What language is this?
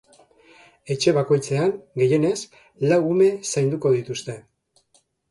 Basque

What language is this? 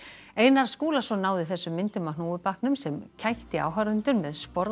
Icelandic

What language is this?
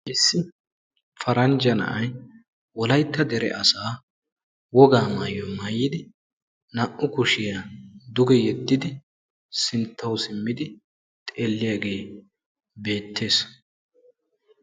Wolaytta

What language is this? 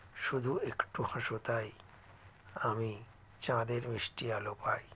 Bangla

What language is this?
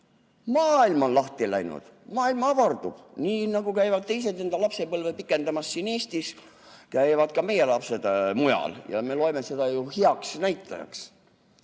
Estonian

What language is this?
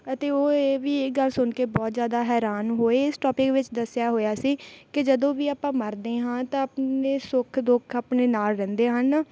Punjabi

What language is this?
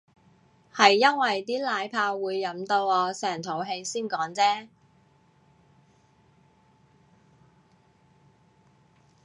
Cantonese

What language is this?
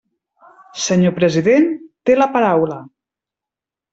Catalan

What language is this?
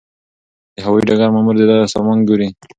Pashto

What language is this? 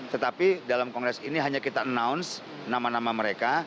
Indonesian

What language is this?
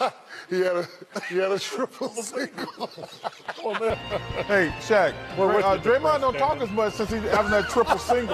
English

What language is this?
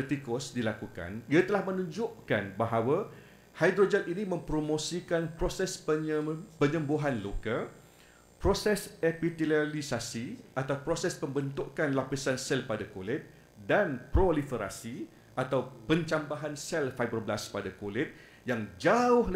Malay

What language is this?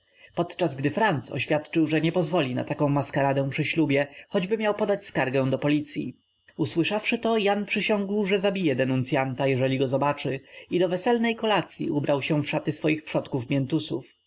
Polish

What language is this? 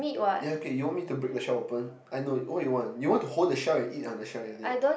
English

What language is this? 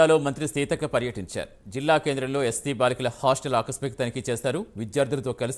Telugu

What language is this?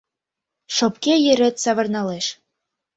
Mari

